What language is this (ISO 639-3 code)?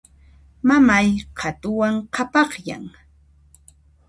qxp